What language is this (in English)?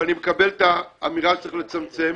Hebrew